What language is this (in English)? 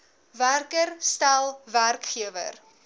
Afrikaans